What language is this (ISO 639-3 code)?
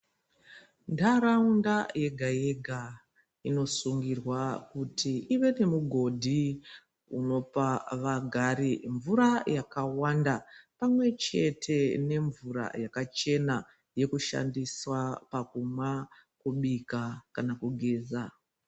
ndc